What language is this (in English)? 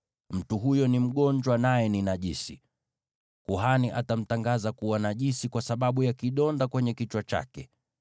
Swahili